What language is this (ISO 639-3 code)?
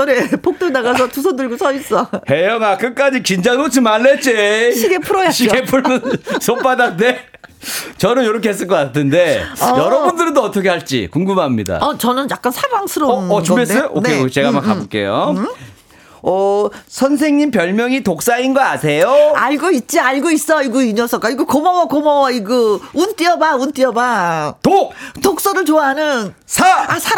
kor